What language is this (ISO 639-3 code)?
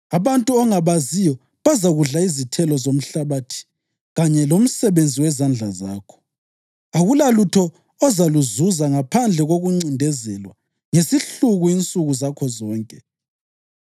nde